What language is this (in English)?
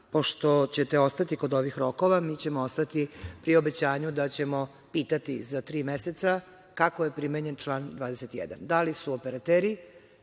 Serbian